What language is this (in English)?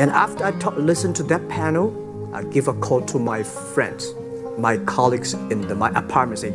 English